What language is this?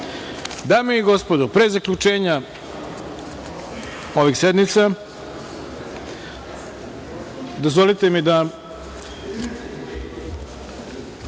Serbian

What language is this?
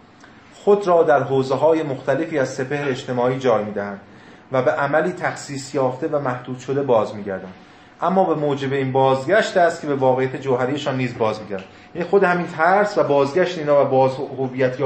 Persian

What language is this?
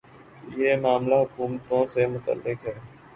Urdu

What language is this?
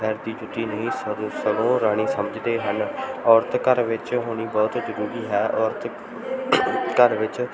Punjabi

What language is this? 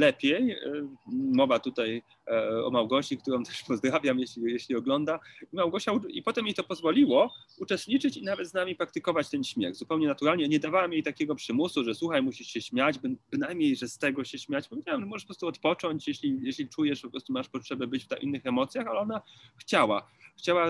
Polish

